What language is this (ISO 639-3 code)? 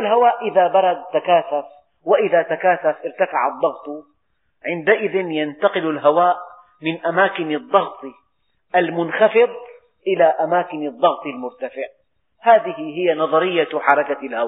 ara